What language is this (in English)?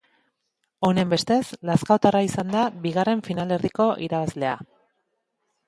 Basque